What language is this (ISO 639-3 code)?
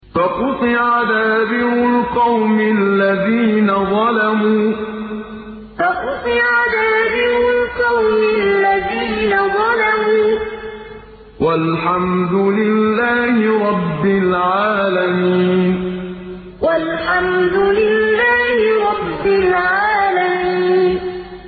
ara